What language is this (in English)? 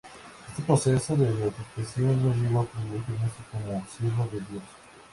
Spanish